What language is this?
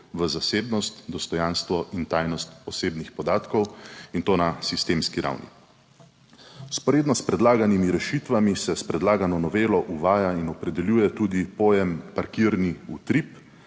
Slovenian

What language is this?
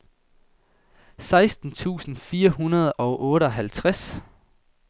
Danish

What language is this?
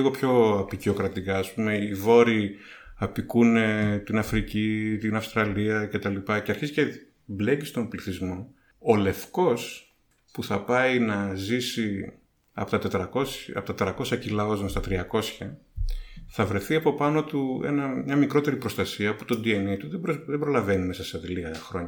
Greek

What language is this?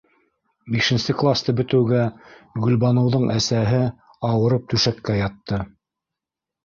Bashkir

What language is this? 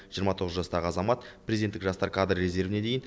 Kazakh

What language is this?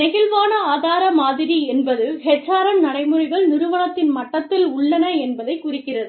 Tamil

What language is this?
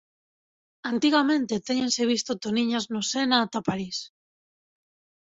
Galician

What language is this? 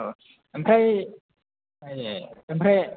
Bodo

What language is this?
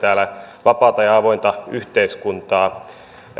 Finnish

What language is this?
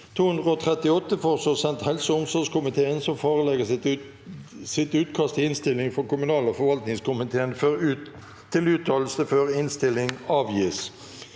Norwegian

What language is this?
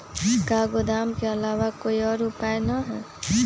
Magahi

